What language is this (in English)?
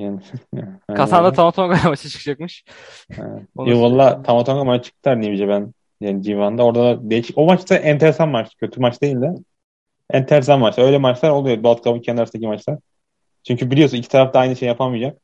Turkish